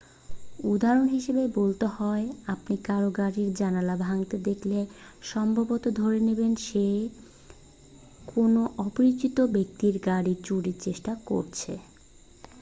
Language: Bangla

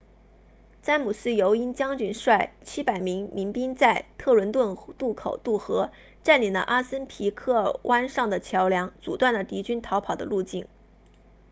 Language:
Chinese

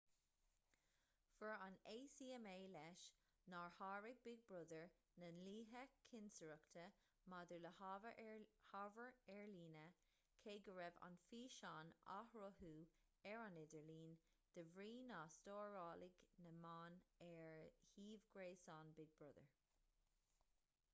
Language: Irish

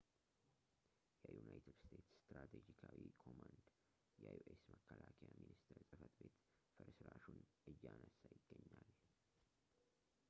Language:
Amharic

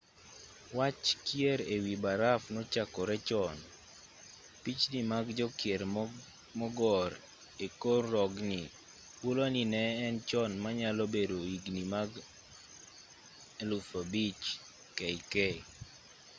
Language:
Luo (Kenya and Tanzania)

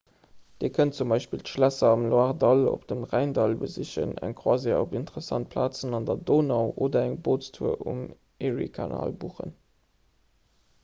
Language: Luxembourgish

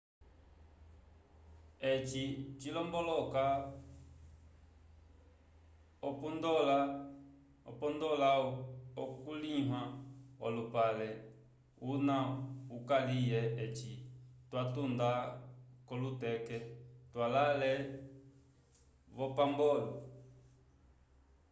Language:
Umbundu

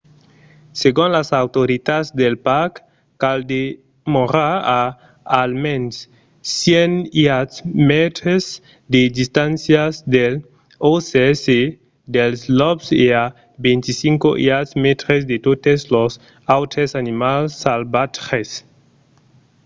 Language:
Occitan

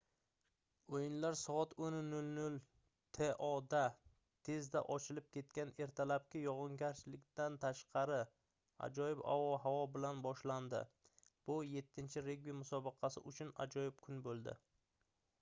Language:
Uzbek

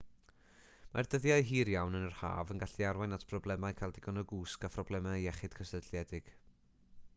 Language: Welsh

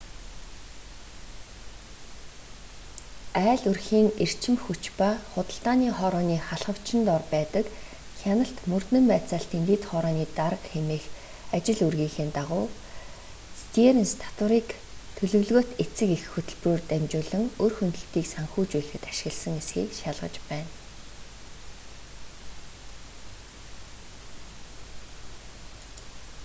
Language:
Mongolian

